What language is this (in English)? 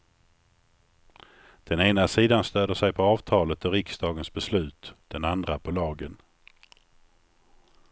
Swedish